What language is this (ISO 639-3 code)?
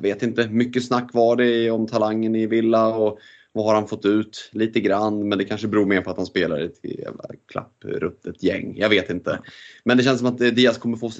swe